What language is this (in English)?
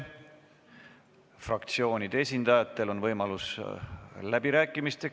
Estonian